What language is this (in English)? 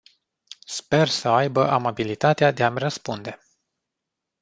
Romanian